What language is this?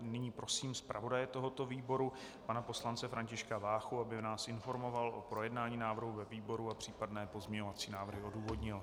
Czech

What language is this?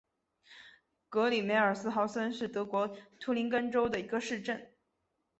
Chinese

